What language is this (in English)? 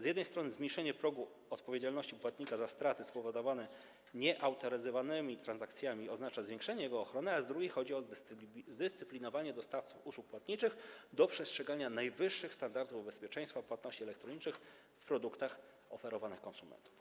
Polish